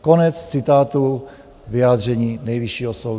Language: Czech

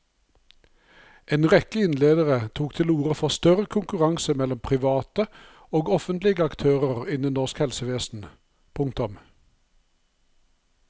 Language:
Norwegian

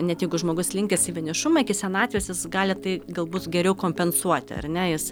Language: Lithuanian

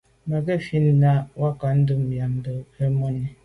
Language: Medumba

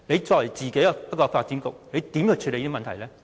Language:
Cantonese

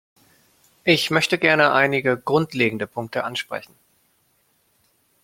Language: German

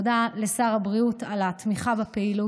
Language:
Hebrew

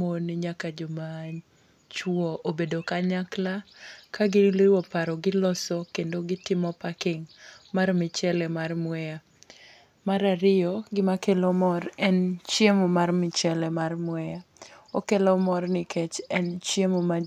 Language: Luo (Kenya and Tanzania)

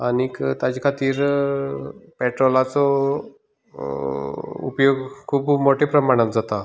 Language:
Konkani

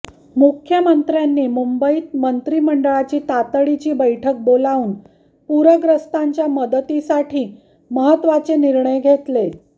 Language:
Marathi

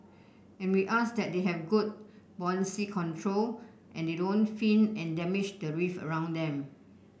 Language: English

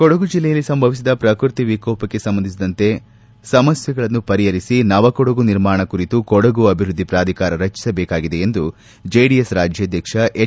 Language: Kannada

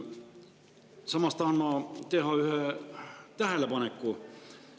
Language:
Estonian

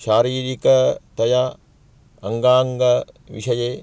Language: Sanskrit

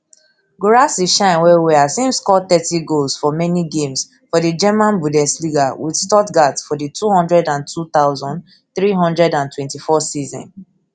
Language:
Nigerian Pidgin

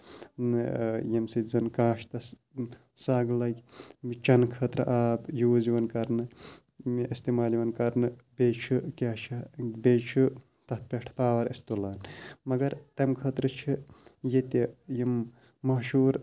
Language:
Kashmiri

